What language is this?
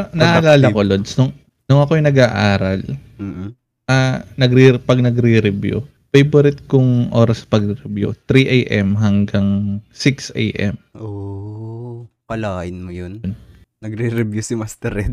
Filipino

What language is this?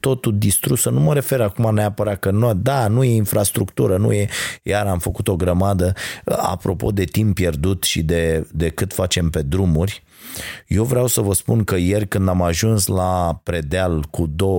Romanian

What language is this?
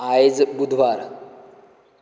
Konkani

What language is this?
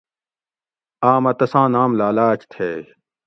Gawri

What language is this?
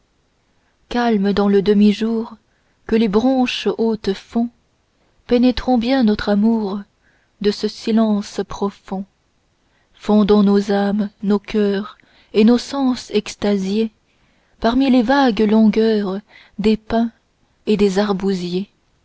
French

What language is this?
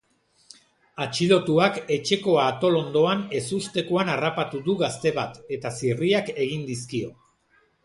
Basque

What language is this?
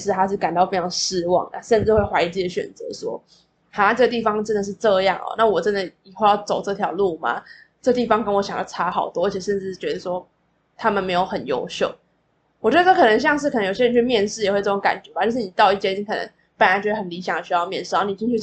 Chinese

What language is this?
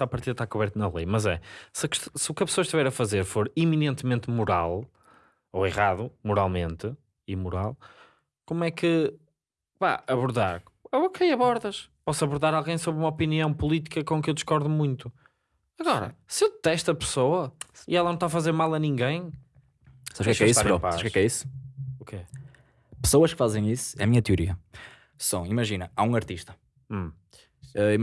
Portuguese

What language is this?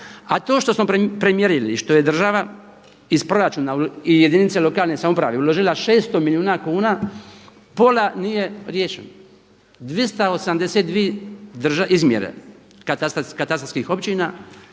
Croatian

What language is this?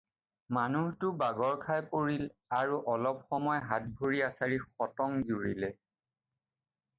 Assamese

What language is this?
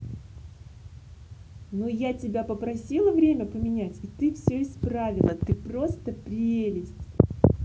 Russian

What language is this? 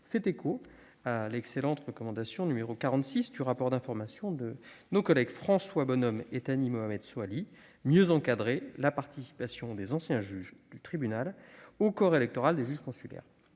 French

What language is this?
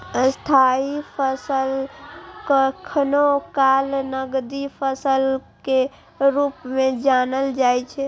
Maithili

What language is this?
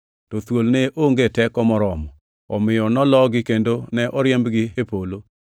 Luo (Kenya and Tanzania)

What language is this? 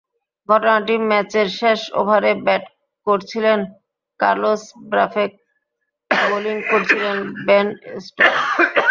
Bangla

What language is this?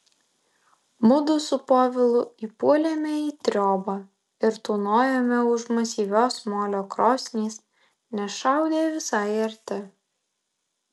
Lithuanian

